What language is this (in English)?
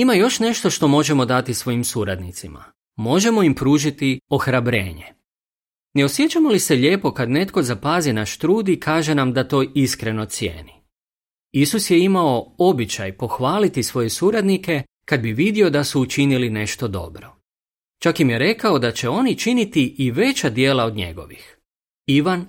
Croatian